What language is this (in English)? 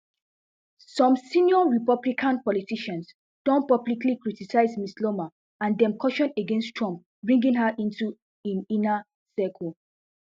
Nigerian Pidgin